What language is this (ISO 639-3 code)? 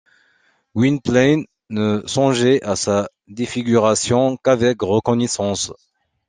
fra